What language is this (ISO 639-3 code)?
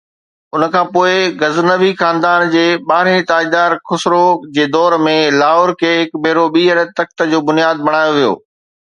snd